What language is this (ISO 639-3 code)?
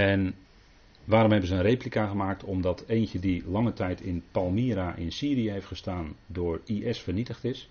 nld